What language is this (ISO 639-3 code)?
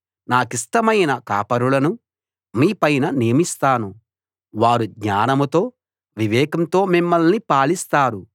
tel